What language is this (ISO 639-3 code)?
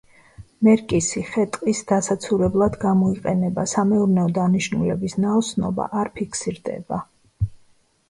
kat